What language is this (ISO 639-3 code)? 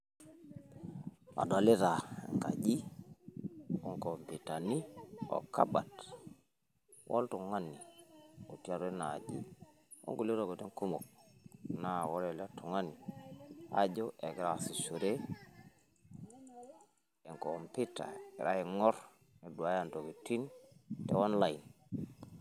mas